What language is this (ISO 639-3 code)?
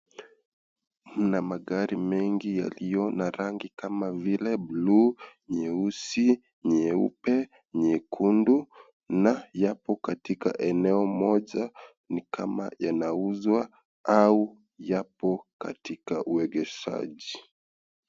swa